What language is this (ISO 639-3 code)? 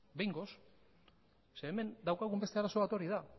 eus